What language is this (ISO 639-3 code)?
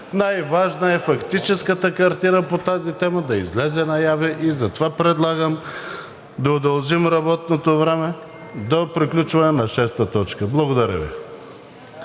bul